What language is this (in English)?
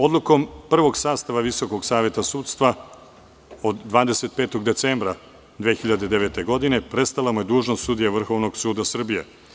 Serbian